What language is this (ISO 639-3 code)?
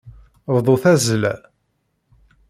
kab